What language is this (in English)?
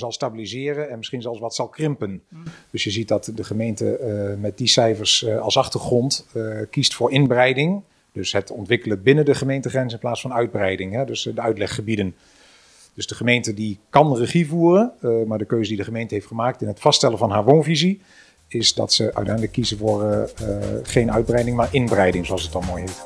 Dutch